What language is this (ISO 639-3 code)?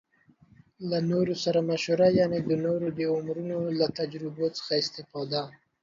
pus